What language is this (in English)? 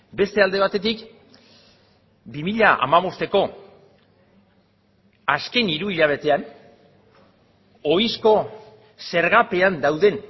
Basque